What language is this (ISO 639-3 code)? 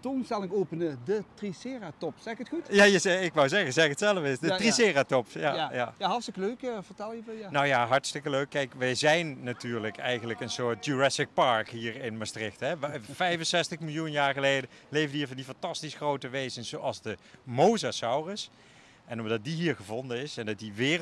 nld